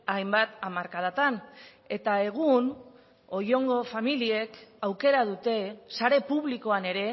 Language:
Basque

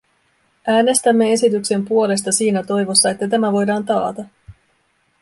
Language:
Finnish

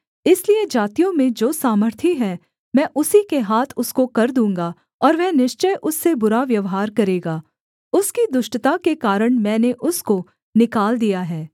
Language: Hindi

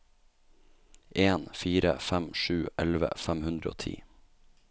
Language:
Norwegian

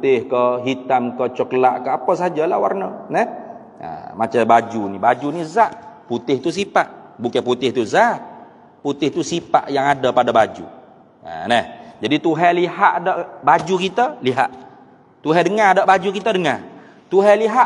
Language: Malay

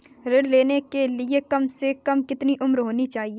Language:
Hindi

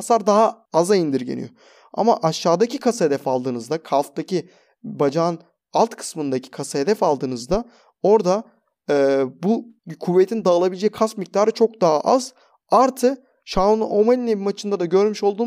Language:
Turkish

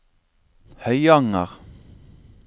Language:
Norwegian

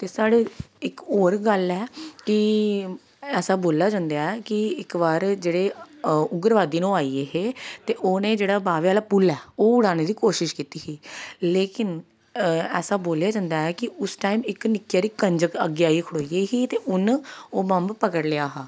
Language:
Dogri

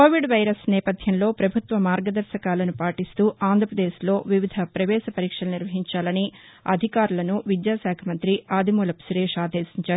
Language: Telugu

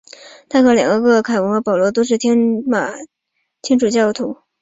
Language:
Chinese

